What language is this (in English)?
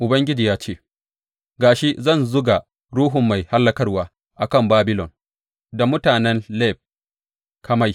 Hausa